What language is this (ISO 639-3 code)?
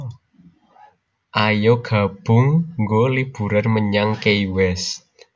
jav